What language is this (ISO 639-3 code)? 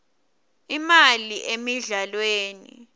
ssw